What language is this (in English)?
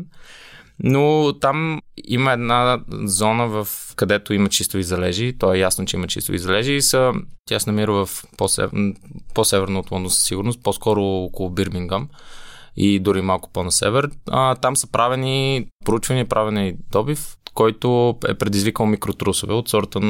Bulgarian